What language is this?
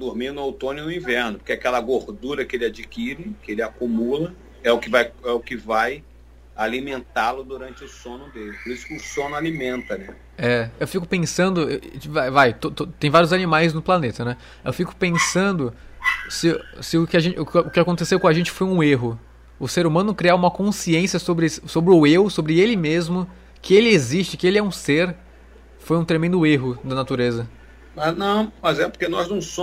Portuguese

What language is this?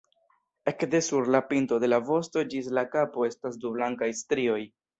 Esperanto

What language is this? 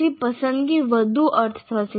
Gujarati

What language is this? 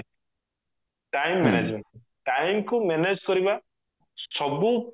Odia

